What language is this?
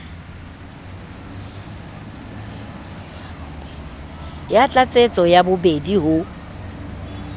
Southern Sotho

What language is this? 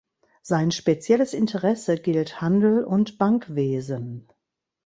German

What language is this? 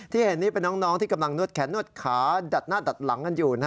Thai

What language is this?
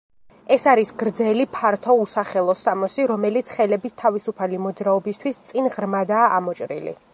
Georgian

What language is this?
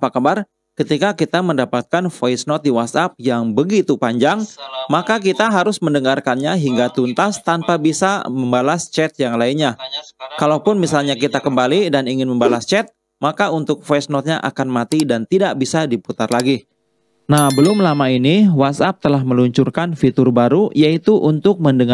Indonesian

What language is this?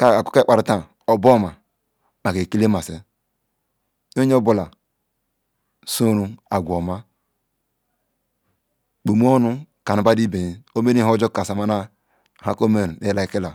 Ikwere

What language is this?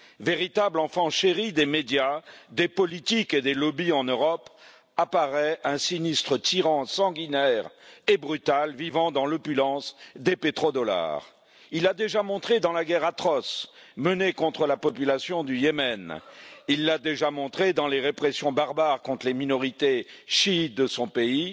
French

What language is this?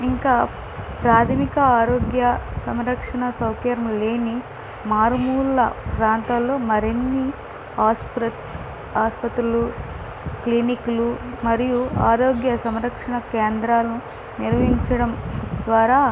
Telugu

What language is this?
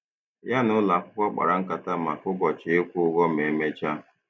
Igbo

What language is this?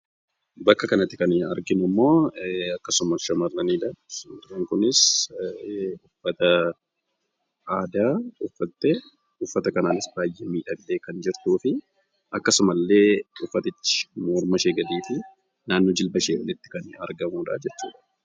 Oromo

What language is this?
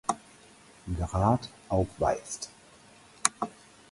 German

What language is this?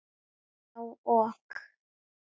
Icelandic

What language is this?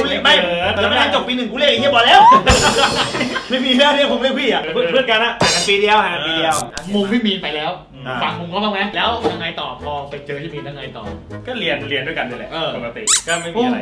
Thai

